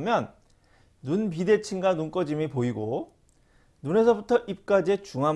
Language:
Korean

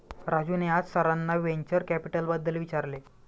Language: Marathi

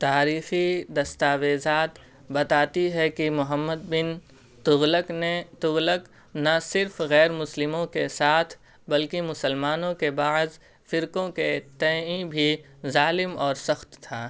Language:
Urdu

